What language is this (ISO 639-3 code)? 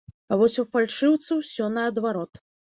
bel